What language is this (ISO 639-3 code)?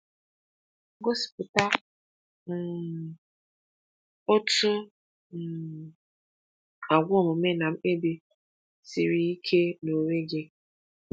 ibo